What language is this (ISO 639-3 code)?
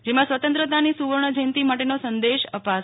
guj